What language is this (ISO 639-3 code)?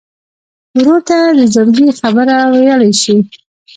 pus